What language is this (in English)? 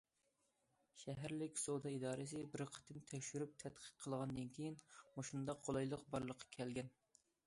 Uyghur